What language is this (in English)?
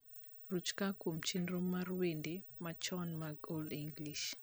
Luo (Kenya and Tanzania)